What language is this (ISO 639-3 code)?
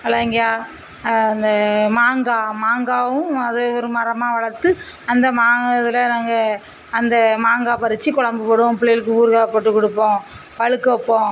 tam